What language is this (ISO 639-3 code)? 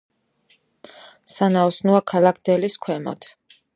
kat